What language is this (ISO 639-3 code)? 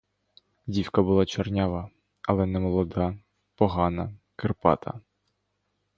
ukr